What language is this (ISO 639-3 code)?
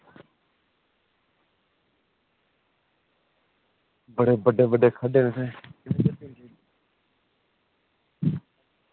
doi